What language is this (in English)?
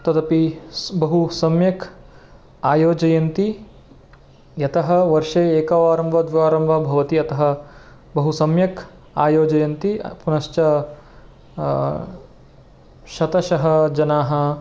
Sanskrit